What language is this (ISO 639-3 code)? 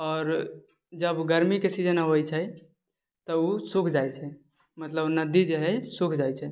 mai